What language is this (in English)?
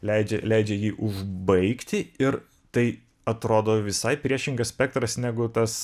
Lithuanian